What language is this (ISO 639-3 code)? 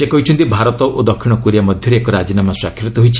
ori